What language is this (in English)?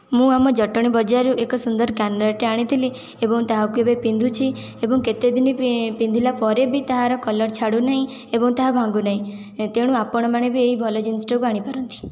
Odia